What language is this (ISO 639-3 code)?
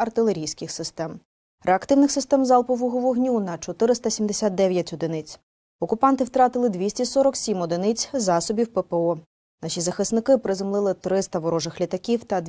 ukr